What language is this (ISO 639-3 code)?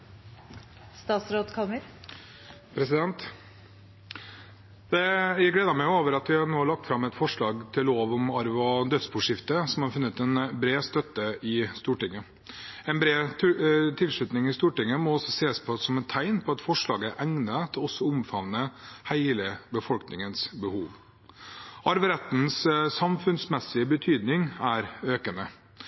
nob